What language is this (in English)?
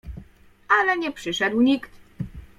Polish